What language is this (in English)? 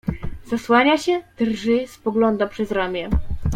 Polish